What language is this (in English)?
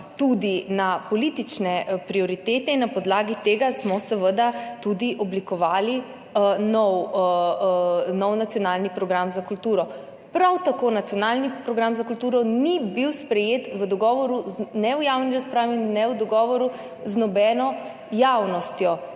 Slovenian